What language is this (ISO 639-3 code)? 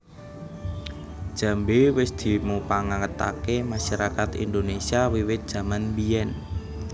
jav